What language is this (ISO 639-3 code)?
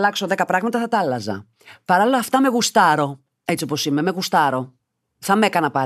ell